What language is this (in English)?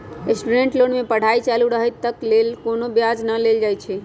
Magahi